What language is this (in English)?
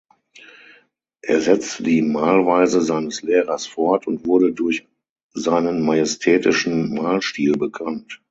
German